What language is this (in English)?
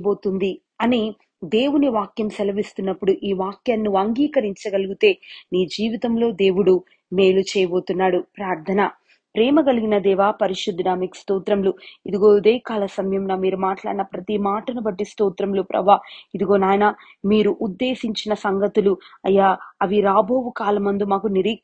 Telugu